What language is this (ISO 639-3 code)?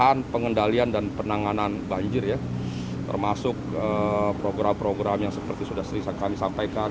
ind